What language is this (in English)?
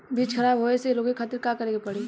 Bhojpuri